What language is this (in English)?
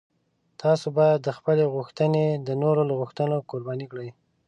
Pashto